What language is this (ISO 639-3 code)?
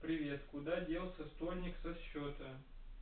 rus